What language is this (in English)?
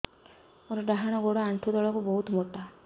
Odia